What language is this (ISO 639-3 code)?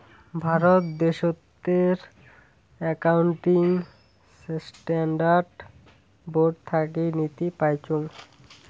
ben